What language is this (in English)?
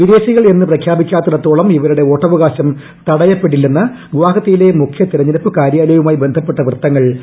Malayalam